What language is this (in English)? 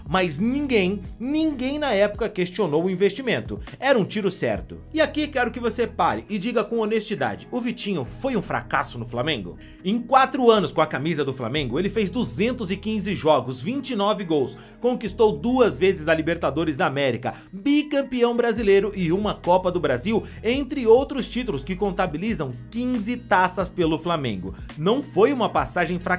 Portuguese